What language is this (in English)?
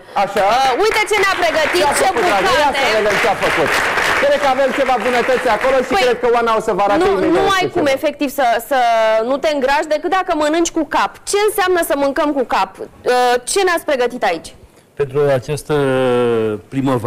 Romanian